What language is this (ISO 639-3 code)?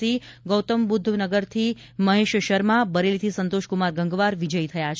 guj